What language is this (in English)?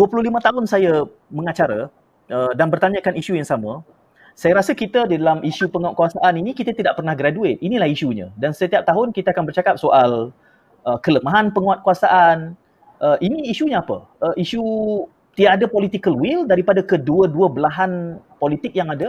Malay